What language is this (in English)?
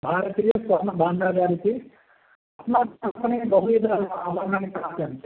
Sanskrit